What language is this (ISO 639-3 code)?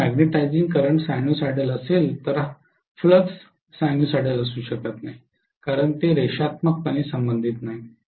mar